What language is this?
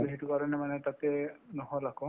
Assamese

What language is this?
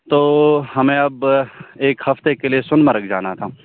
Urdu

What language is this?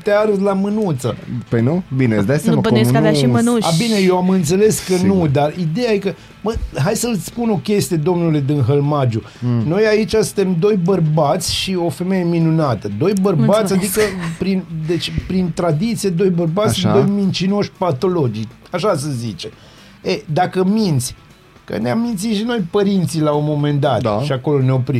Romanian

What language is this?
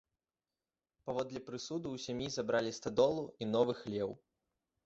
Belarusian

